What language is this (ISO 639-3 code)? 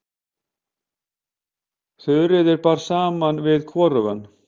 isl